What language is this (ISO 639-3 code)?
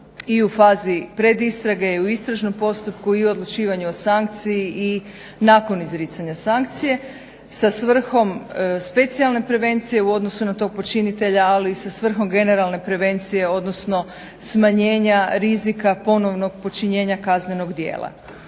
hrv